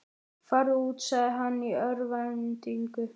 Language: Icelandic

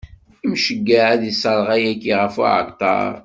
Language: Kabyle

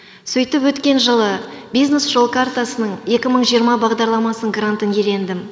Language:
Kazakh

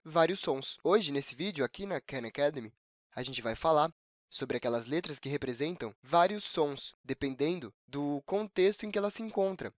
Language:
Portuguese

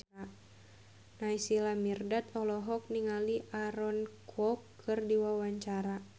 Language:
Sundanese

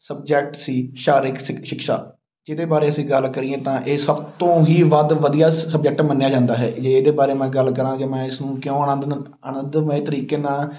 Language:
Punjabi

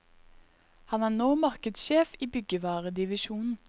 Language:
Norwegian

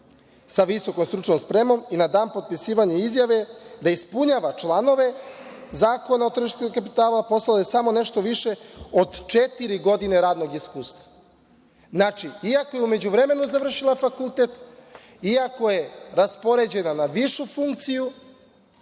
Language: Serbian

